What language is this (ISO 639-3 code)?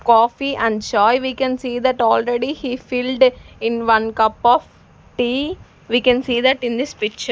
eng